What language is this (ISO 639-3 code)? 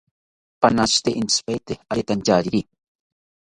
cpy